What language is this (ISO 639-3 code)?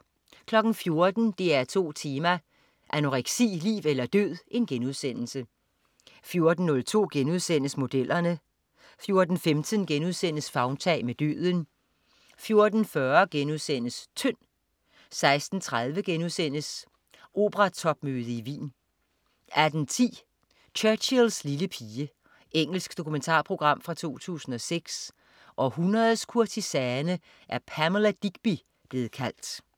dan